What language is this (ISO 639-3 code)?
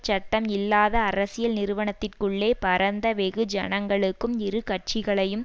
tam